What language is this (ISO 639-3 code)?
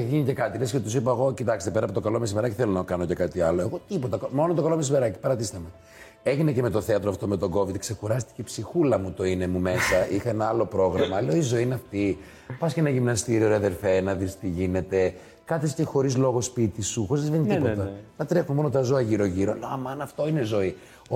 ell